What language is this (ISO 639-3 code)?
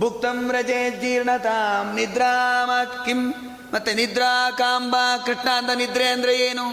kan